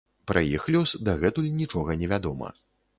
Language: Belarusian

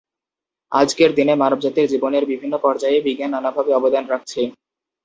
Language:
Bangla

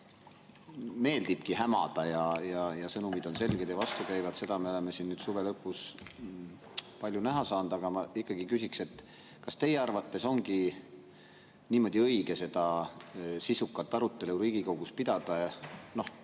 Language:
Estonian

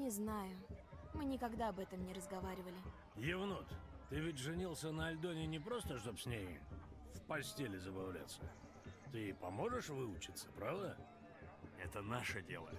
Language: Russian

